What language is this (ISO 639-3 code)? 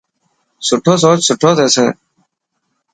mki